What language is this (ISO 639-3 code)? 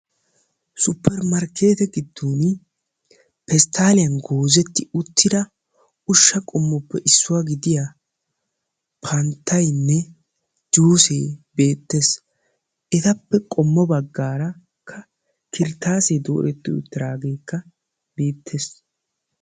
wal